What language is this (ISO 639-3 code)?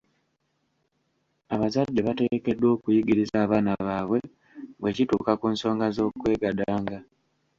lug